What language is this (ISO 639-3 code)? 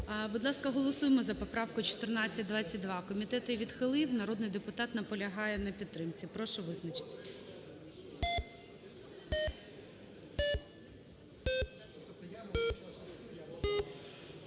ukr